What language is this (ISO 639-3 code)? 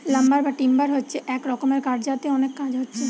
ben